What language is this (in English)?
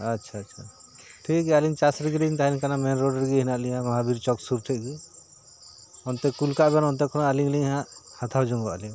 Santali